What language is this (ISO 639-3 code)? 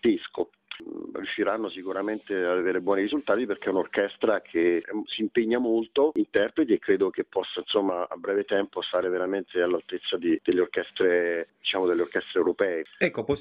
ita